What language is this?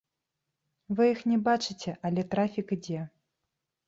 Belarusian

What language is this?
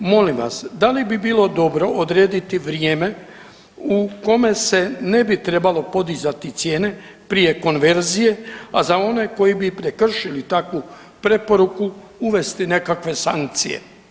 Croatian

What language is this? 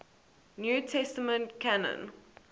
English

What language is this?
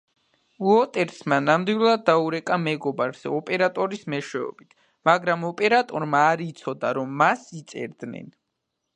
Georgian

